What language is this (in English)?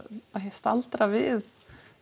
Icelandic